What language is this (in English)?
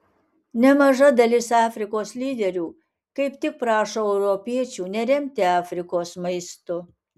Lithuanian